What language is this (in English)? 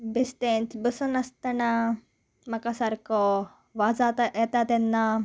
Konkani